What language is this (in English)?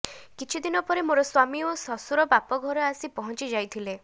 Odia